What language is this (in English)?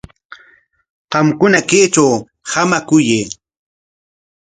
Corongo Ancash Quechua